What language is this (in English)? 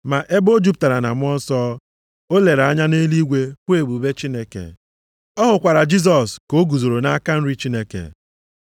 Igbo